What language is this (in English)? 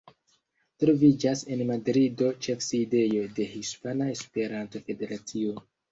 Esperanto